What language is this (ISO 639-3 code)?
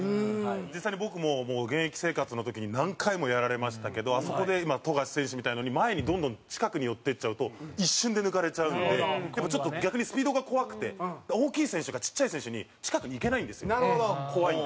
jpn